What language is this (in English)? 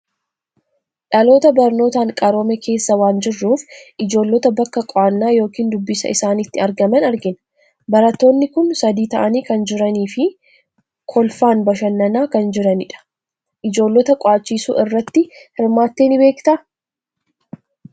Oromo